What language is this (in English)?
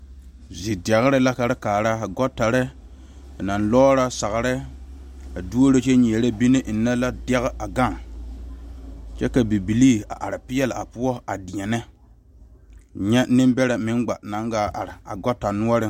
Southern Dagaare